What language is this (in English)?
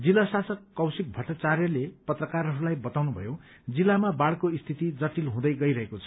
Nepali